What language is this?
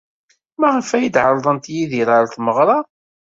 Kabyle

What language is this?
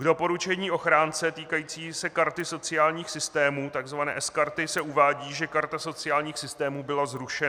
Czech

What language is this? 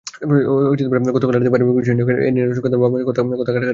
Bangla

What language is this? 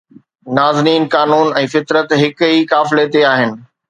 Sindhi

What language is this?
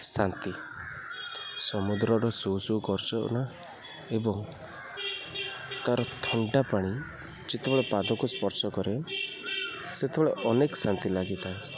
Odia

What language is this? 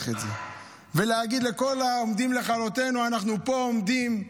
Hebrew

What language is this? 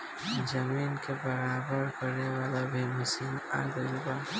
Bhojpuri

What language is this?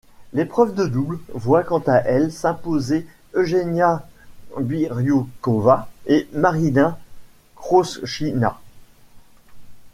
French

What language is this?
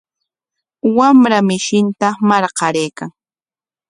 Corongo Ancash Quechua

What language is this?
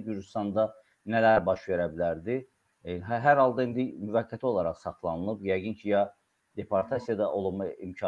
Turkish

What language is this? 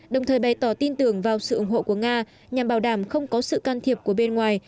Vietnamese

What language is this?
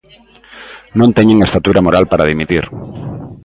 Galician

